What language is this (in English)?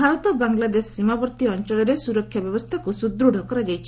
Odia